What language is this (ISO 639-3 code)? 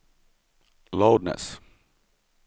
swe